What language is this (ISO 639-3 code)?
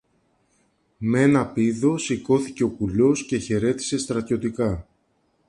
ell